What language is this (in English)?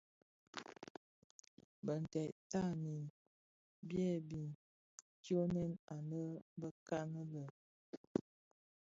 Bafia